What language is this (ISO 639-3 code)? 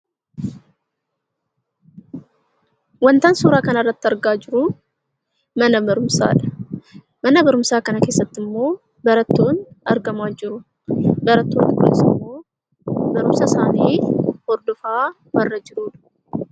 orm